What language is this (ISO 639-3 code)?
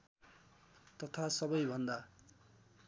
nep